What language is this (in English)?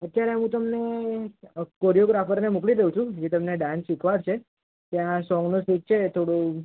Gujarati